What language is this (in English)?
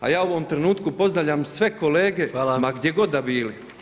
Croatian